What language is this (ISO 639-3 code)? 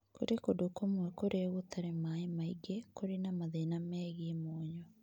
kik